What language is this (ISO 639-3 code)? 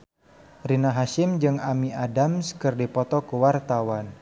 sun